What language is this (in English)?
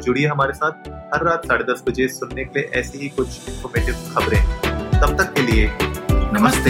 Hindi